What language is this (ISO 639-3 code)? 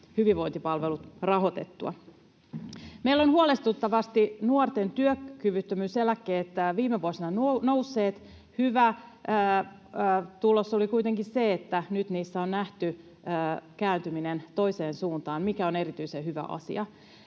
fin